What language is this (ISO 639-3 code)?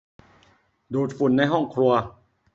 tha